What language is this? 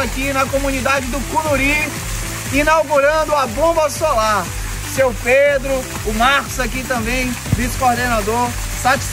Portuguese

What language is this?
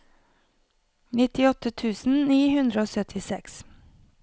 Norwegian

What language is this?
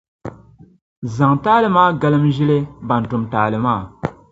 Dagbani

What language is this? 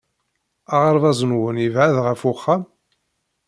Kabyle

